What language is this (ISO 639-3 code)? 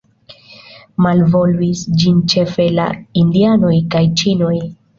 epo